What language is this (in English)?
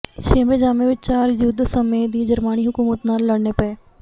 Punjabi